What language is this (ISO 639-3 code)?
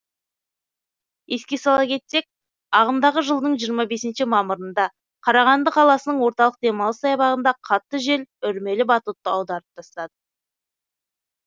kaz